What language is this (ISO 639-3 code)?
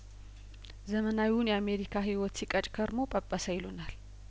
amh